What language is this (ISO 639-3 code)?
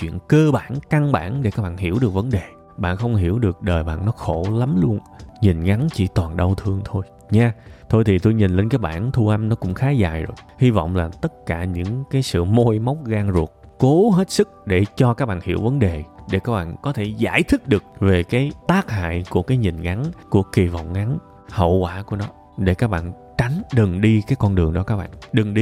vie